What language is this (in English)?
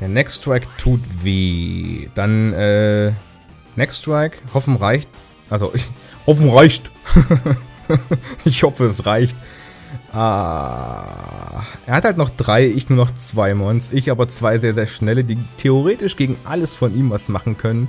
German